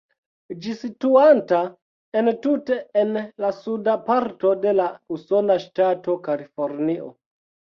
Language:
Esperanto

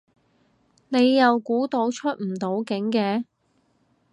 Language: Cantonese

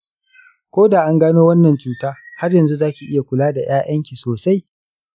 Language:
Hausa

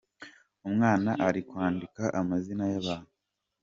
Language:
Kinyarwanda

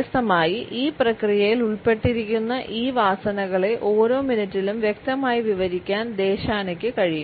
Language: Malayalam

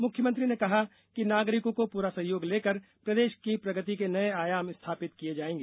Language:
Hindi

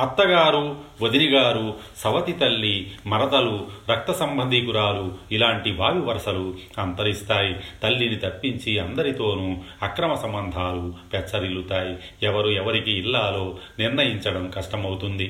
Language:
Telugu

